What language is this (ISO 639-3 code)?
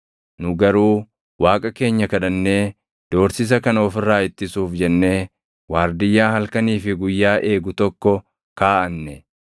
orm